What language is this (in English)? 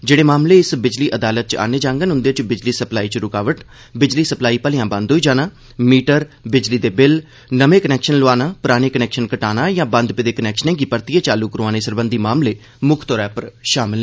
Dogri